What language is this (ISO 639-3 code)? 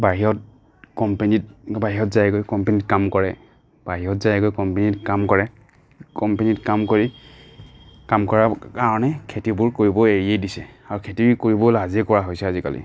asm